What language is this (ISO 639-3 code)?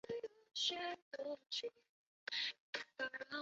zho